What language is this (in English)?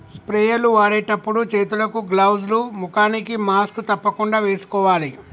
Telugu